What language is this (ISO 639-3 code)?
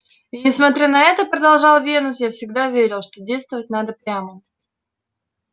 rus